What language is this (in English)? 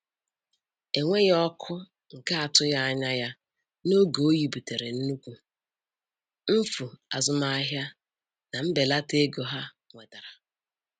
Igbo